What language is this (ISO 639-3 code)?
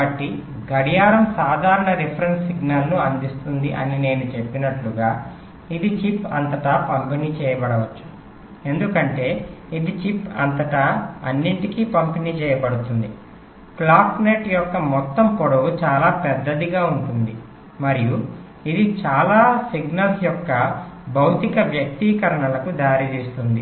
tel